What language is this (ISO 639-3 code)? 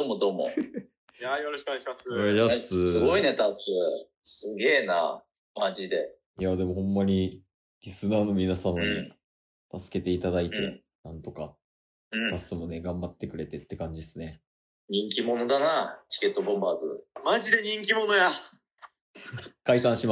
jpn